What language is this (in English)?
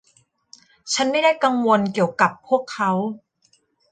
Thai